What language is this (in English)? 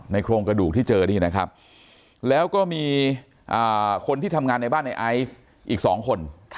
Thai